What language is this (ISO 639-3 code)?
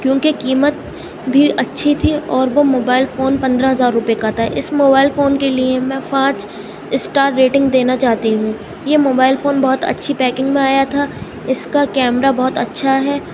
urd